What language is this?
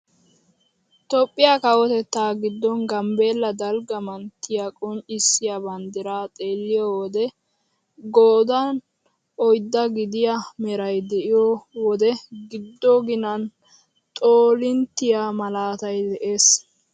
Wolaytta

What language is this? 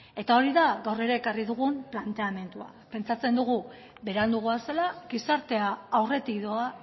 Basque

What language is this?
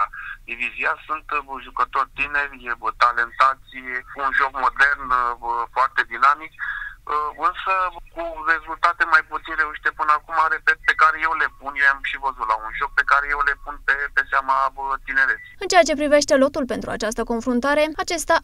Romanian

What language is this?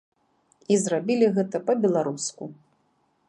Belarusian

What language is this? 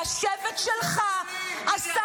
Hebrew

